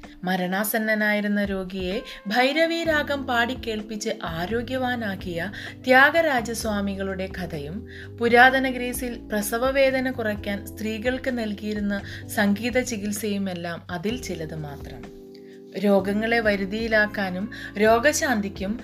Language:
Malayalam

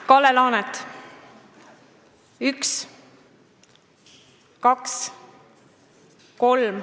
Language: Estonian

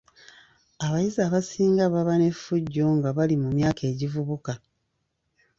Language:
Ganda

